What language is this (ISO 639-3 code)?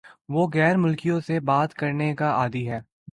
urd